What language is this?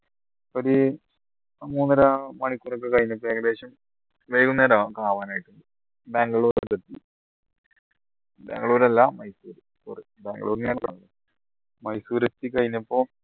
Malayalam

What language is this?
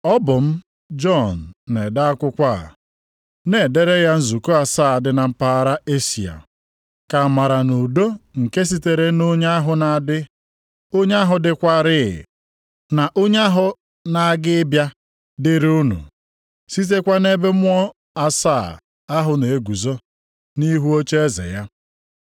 Igbo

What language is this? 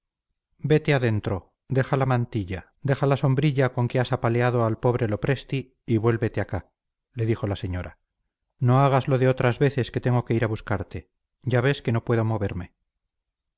Spanish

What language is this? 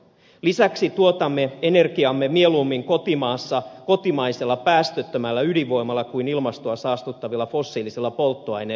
Finnish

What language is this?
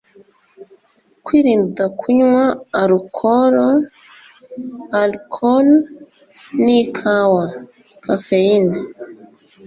Kinyarwanda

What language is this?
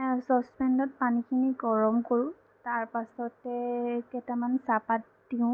Assamese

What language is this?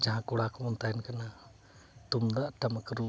Santali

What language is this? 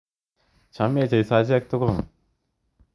Kalenjin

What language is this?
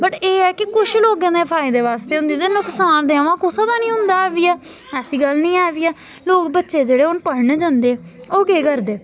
Dogri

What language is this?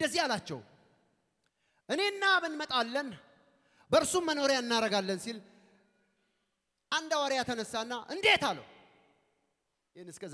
Arabic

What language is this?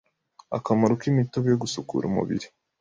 Kinyarwanda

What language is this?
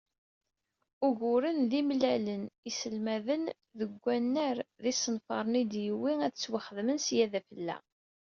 Kabyle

